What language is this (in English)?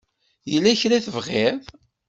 Kabyle